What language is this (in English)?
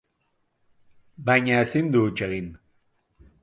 Basque